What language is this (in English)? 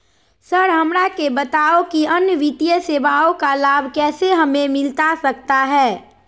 Magahi